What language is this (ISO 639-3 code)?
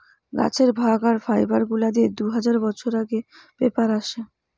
ben